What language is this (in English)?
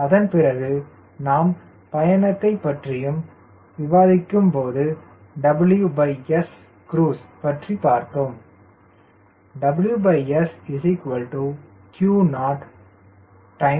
Tamil